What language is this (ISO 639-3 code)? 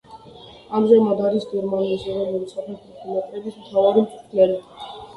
kat